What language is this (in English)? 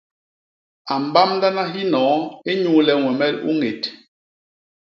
Basaa